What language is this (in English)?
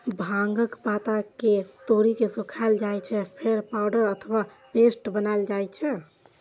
Maithili